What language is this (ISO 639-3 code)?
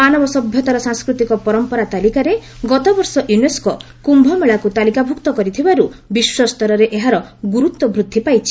ori